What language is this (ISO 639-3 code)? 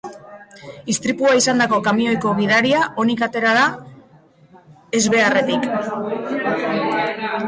eus